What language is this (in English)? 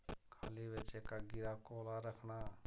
Dogri